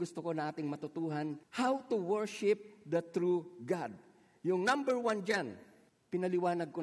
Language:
Filipino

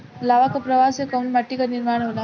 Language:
Bhojpuri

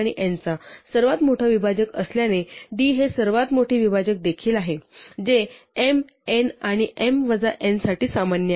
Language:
Marathi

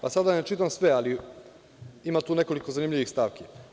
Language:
Serbian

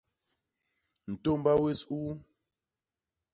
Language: Basaa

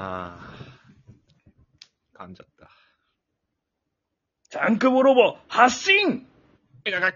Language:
Japanese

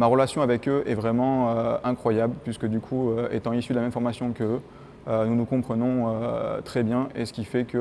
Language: French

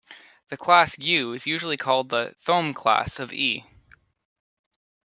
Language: English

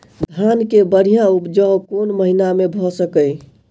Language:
Maithili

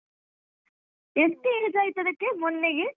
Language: Kannada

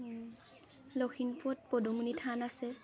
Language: Assamese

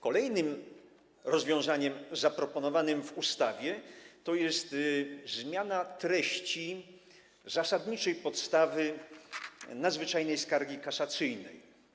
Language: Polish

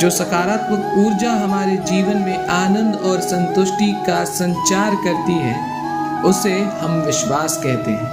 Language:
Hindi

